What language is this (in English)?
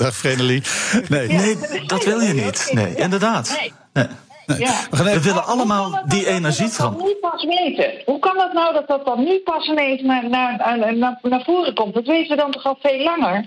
Dutch